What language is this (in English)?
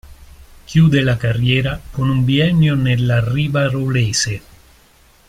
Italian